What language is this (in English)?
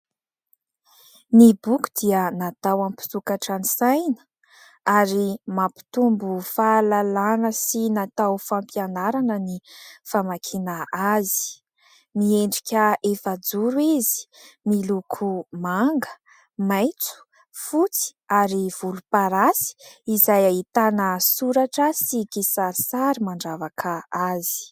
Malagasy